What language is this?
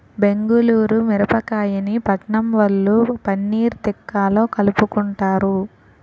Telugu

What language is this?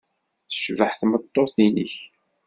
Kabyle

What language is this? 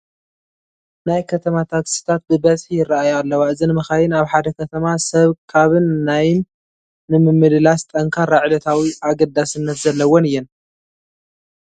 Tigrinya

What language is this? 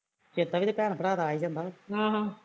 Punjabi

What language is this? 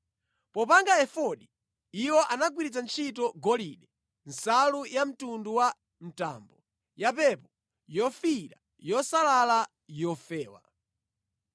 Nyanja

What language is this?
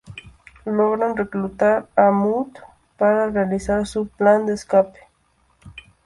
Spanish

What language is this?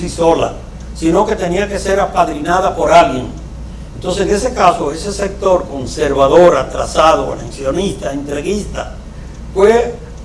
Spanish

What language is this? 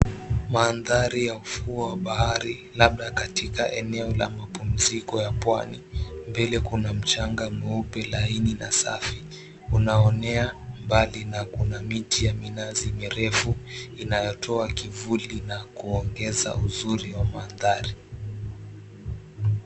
Swahili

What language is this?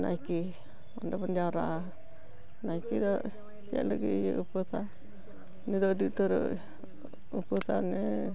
Santali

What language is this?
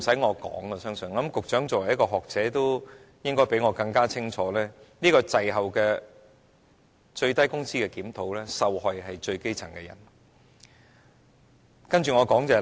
Cantonese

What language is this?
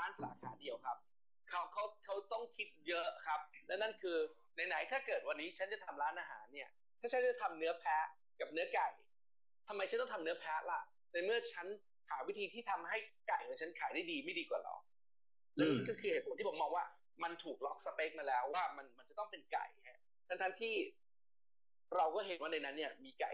Thai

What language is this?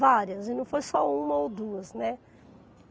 Portuguese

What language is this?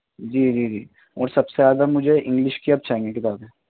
Urdu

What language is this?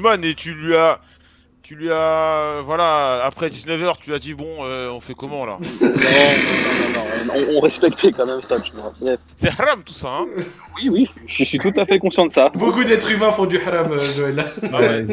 French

